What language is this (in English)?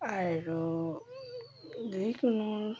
Assamese